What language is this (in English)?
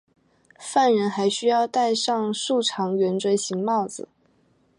Chinese